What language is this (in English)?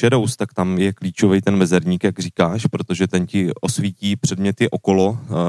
Czech